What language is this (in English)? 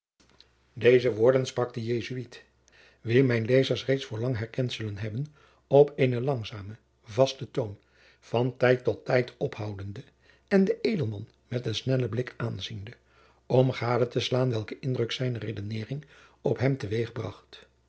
Dutch